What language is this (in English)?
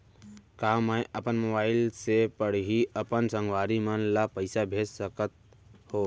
Chhattisgarhi